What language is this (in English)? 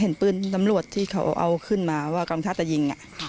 Thai